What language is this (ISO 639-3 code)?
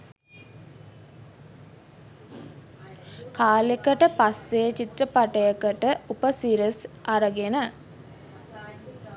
sin